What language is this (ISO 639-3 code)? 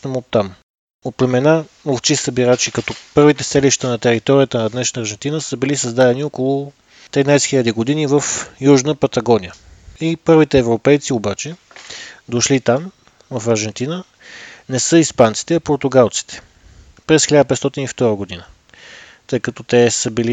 bul